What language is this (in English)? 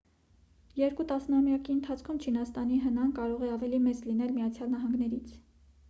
Armenian